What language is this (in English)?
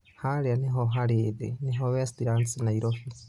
Kikuyu